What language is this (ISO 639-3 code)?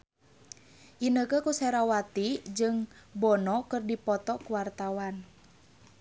sun